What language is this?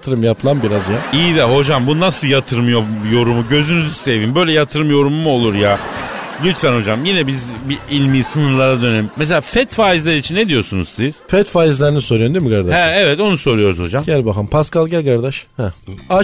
Turkish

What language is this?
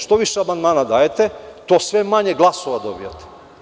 Serbian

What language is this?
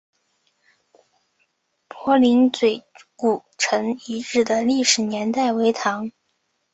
Chinese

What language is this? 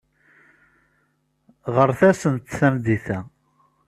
Kabyle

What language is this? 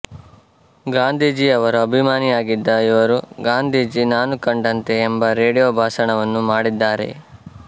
Kannada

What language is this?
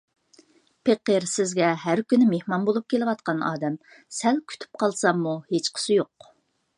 Uyghur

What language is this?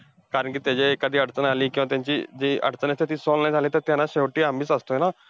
Marathi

